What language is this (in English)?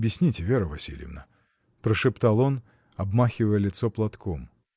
Russian